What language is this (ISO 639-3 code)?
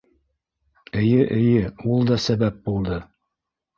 bak